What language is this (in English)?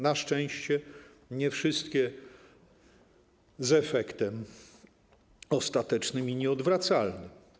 Polish